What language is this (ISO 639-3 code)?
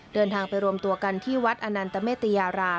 tha